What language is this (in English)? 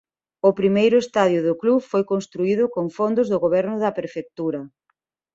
Galician